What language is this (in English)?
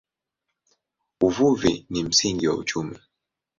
Swahili